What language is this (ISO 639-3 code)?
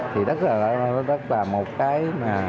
vie